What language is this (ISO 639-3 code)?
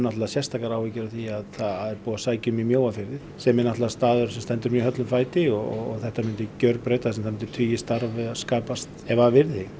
isl